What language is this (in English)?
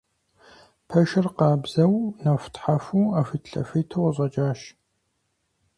Kabardian